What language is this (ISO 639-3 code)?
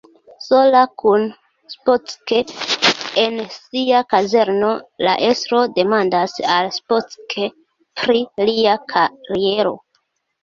epo